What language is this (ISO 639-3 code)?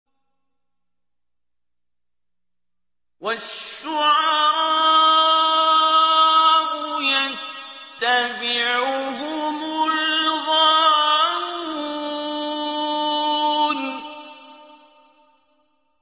ara